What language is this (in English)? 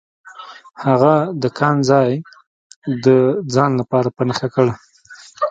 Pashto